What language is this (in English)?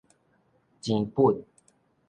Min Nan Chinese